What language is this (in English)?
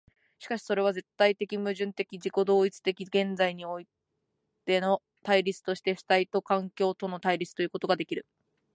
Japanese